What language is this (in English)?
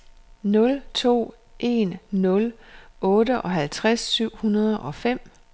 Danish